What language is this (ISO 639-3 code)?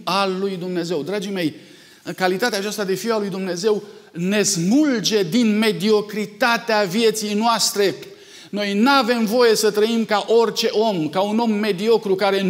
ron